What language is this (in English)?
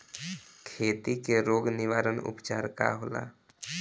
Bhojpuri